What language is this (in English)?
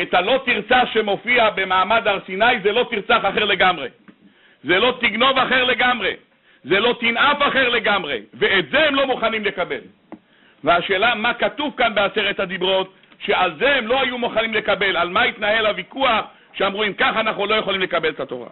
Hebrew